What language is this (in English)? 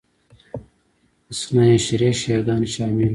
Pashto